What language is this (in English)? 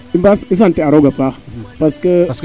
Serer